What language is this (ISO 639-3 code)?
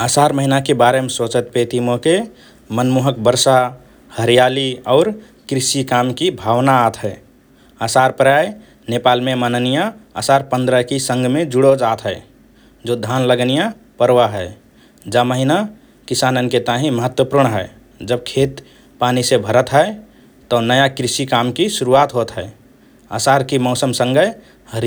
thr